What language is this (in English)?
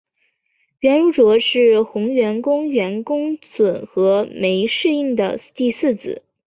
Chinese